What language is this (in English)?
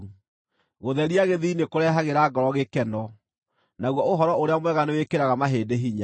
Kikuyu